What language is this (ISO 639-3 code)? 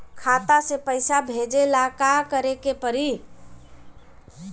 bho